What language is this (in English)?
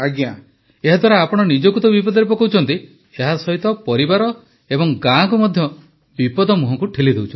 Odia